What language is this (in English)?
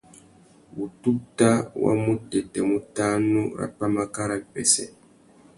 Tuki